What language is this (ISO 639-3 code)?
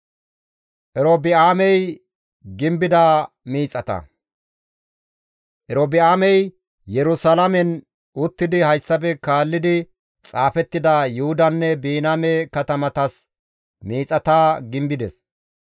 gmv